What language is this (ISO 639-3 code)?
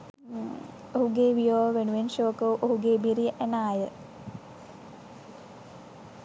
sin